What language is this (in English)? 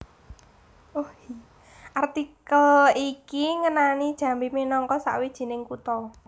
Javanese